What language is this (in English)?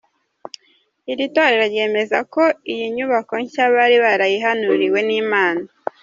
Kinyarwanda